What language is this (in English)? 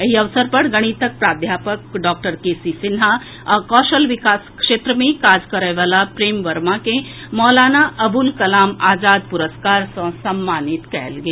Maithili